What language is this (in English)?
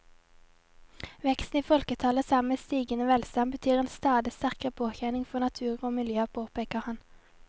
Norwegian